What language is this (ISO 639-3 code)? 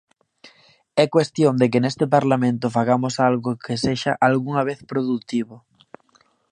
glg